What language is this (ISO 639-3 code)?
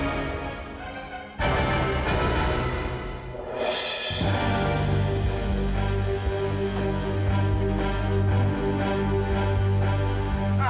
ind